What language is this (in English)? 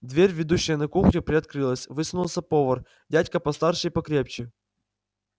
Russian